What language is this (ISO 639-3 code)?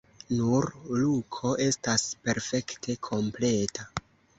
epo